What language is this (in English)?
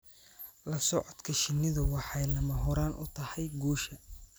Somali